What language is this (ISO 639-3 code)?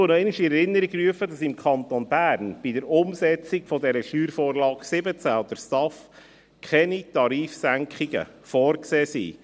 gsw